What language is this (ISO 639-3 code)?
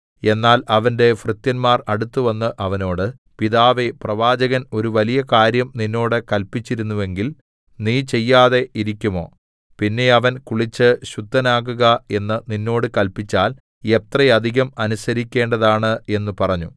mal